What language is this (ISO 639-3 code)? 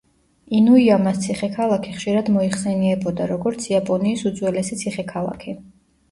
kat